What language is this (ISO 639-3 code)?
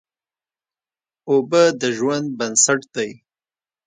pus